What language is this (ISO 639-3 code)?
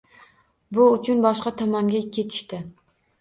uzb